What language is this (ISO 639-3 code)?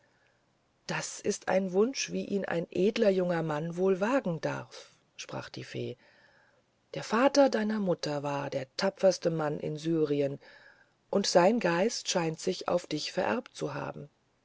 deu